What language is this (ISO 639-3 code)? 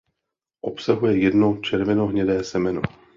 ces